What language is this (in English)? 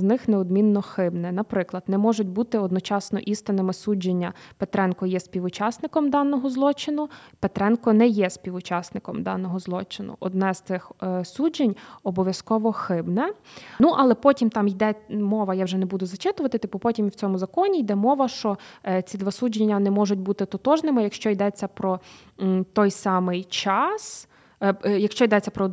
Ukrainian